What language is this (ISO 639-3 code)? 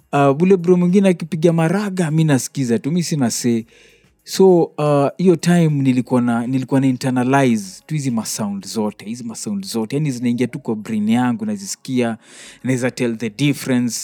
swa